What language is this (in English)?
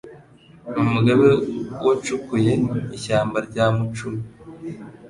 Kinyarwanda